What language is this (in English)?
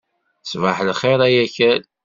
Kabyle